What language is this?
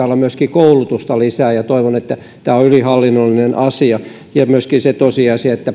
Finnish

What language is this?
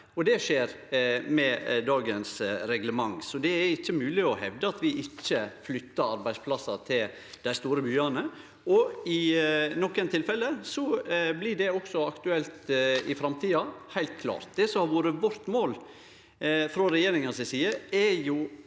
Norwegian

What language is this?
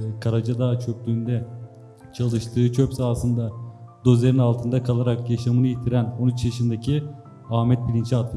Turkish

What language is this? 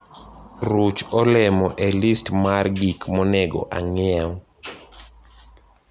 Luo (Kenya and Tanzania)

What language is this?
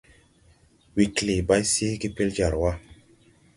Tupuri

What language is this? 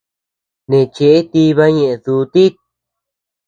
Tepeuxila Cuicatec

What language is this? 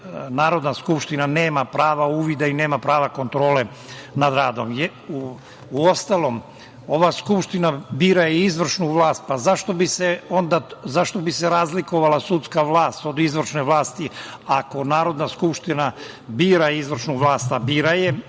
Serbian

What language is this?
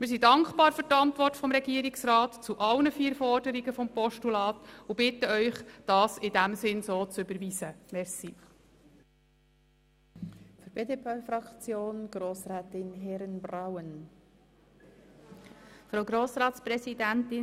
Swiss German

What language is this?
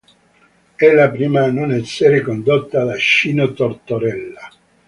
Italian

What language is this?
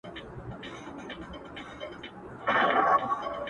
Pashto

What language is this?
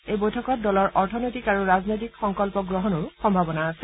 Assamese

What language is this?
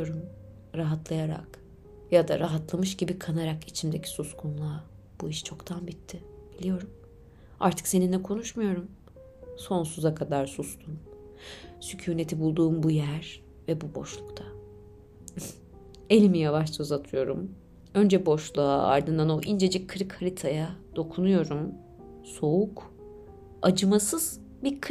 Turkish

